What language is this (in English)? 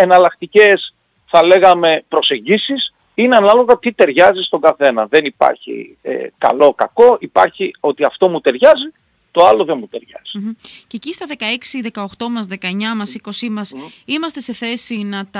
Greek